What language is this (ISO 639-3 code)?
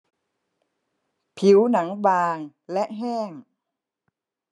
tha